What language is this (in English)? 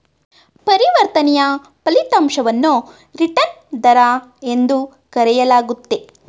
Kannada